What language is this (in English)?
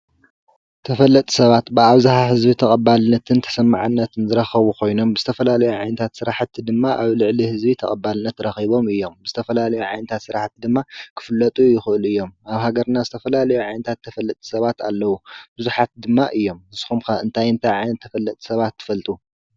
Tigrinya